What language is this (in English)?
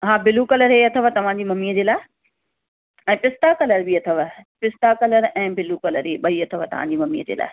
Sindhi